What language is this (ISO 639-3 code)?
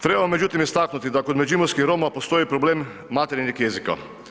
hrv